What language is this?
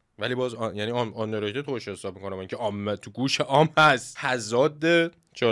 Persian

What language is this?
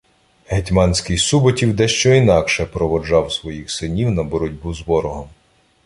Ukrainian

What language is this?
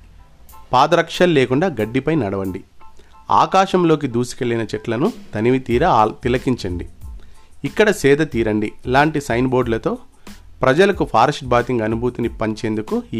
Telugu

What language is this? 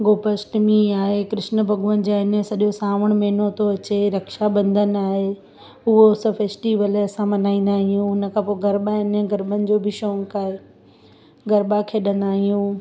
Sindhi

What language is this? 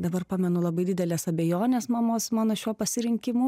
Lithuanian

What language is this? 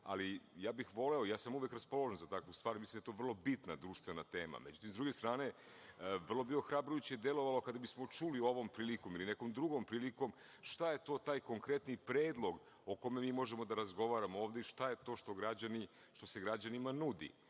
Serbian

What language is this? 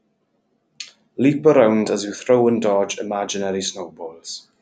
English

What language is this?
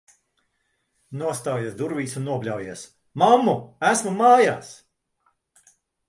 Latvian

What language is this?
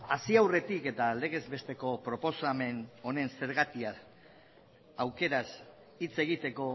Basque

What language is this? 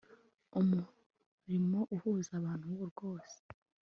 Kinyarwanda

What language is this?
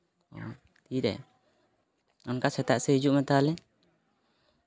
Santali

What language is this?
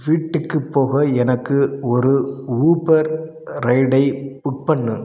Tamil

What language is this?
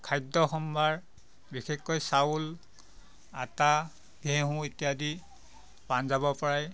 Assamese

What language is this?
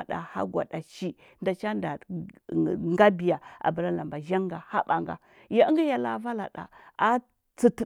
Huba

